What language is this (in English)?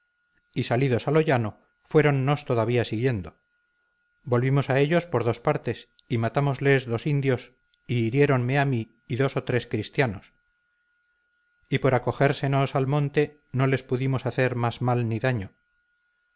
Spanish